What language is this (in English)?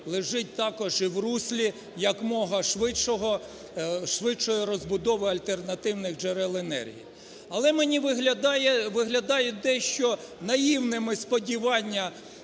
Ukrainian